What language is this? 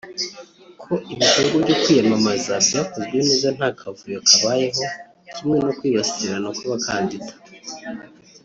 Kinyarwanda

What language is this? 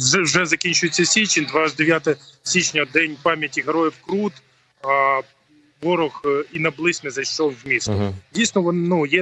Ukrainian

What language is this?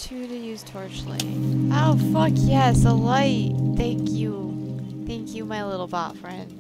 English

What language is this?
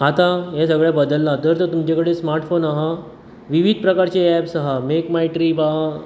Konkani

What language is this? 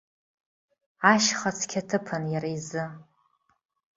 Abkhazian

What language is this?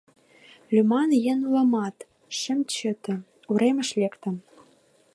Mari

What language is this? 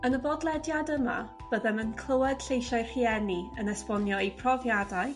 Welsh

